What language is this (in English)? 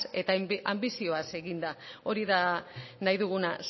Basque